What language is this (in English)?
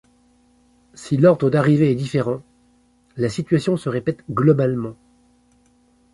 French